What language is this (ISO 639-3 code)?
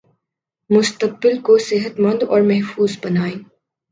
urd